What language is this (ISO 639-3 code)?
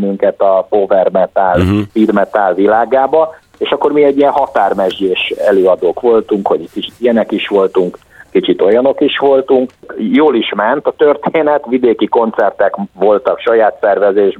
hun